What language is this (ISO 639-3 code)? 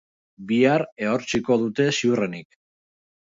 eus